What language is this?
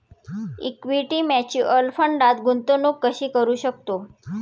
Marathi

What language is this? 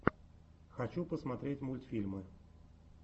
Russian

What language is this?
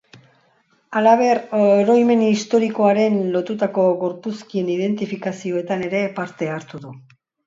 Basque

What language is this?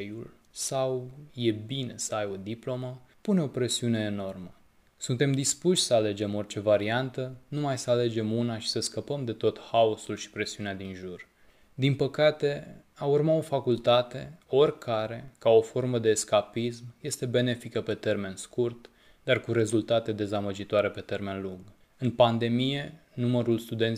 Romanian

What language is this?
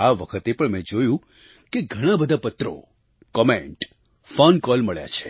Gujarati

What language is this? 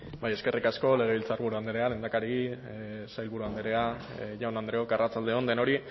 Basque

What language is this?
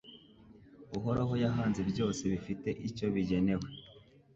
Kinyarwanda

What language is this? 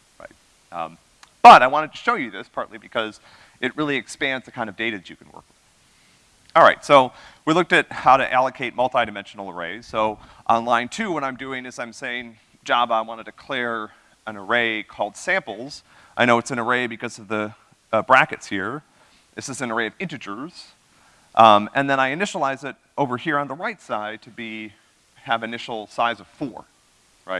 English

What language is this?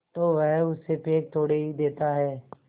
Hindi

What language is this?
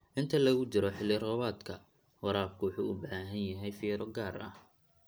Somali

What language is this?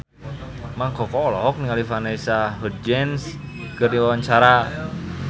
Sundanese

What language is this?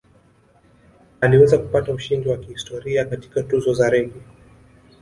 Swahili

